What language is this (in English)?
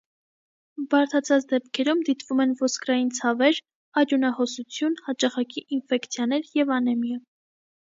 Armenian